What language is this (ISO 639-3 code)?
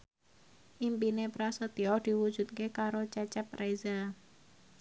jav